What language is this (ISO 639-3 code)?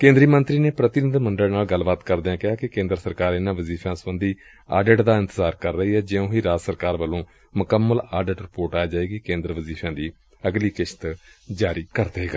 pan